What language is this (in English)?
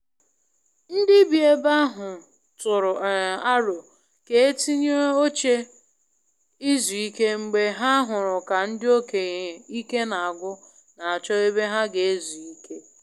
Igbo